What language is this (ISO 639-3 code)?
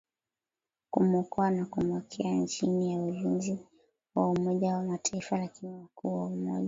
swa